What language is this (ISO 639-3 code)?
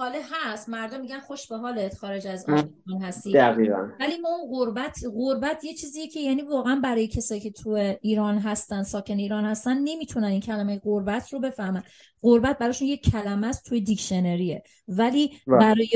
fas